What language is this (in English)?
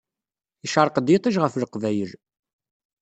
Kabyle